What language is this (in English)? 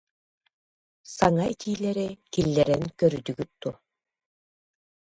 Yakut